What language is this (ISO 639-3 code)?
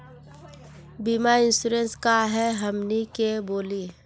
mag